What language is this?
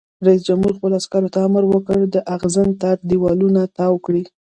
Pashto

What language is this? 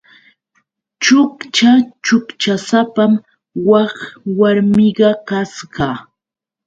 Yauyos Quechua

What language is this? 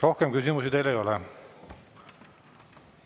Estonian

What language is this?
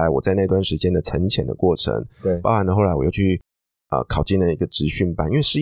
Chinese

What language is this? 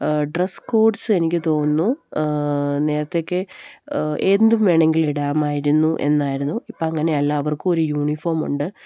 Malayalam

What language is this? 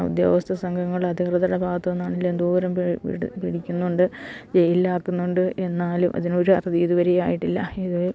Malayalam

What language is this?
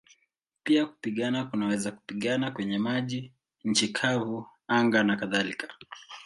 Swahili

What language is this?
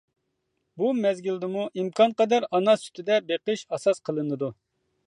Uyghur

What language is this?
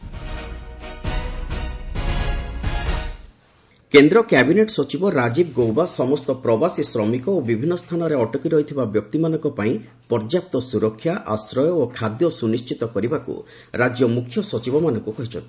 Odia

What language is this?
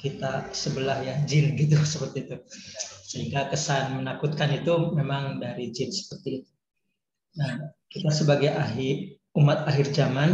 Indonesian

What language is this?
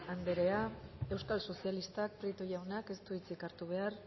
Basque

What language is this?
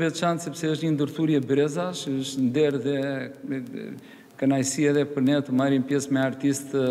Romanian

